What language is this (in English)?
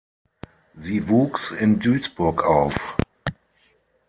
German